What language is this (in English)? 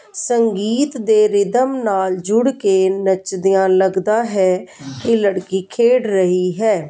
Punjabi